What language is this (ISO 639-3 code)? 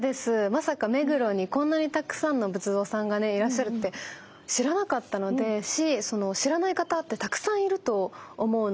jpn